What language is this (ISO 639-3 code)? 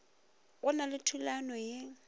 nso